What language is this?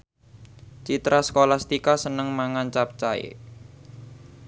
Javanese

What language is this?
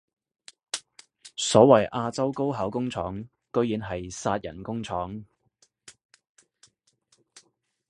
Cantonese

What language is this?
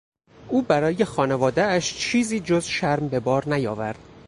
Persian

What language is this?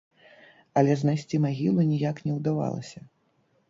Belarusian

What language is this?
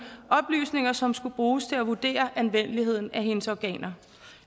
Danish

